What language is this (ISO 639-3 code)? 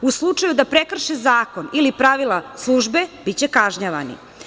srp